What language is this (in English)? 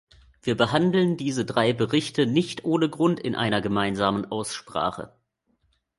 German